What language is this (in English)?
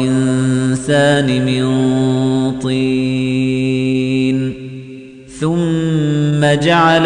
Arabic